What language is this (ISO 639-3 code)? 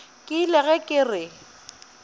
nso